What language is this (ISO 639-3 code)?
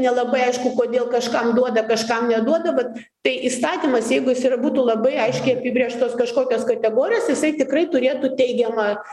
lit